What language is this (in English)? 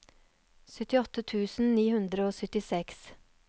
Norwegian